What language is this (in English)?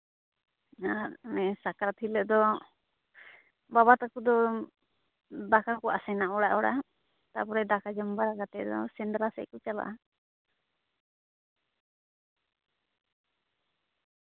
Santali